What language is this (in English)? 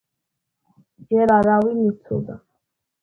Georgian